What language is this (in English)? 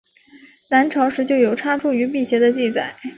Chinese